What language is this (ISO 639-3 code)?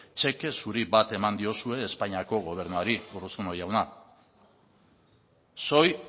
eus